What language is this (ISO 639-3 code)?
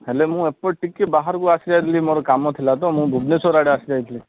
ori